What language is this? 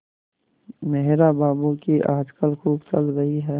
Hindi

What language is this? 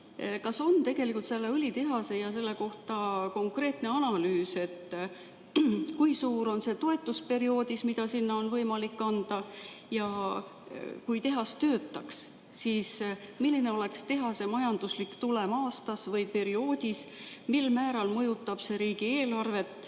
Estonian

